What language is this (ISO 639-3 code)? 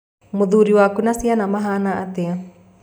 kik